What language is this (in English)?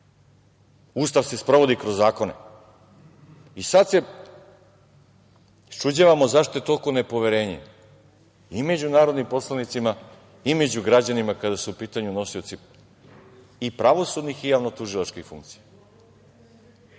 Serbian